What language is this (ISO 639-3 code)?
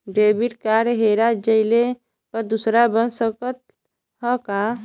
bho